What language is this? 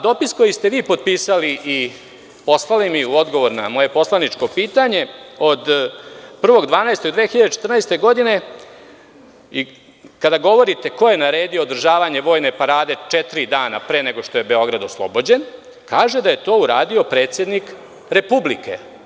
Serbian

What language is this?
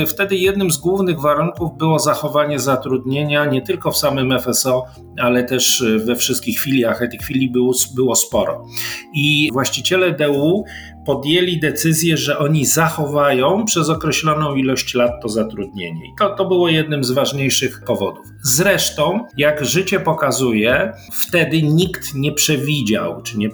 Polish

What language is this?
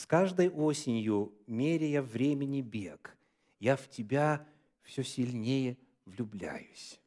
Russian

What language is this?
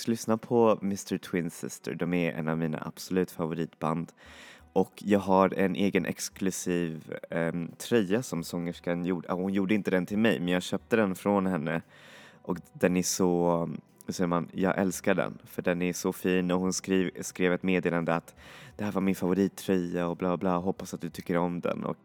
Swedish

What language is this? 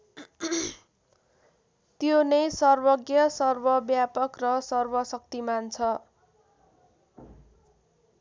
Nepali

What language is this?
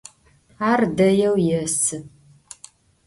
Adyghe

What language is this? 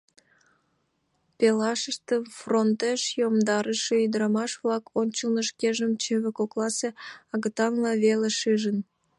Mari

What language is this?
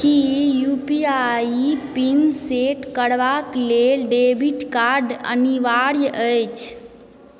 Maithili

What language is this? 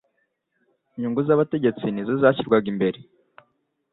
Kinyarwanda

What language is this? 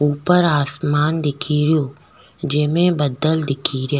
Rajasthani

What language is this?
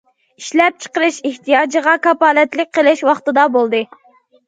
Uyghur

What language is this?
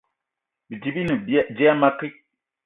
Eton (Cameroon)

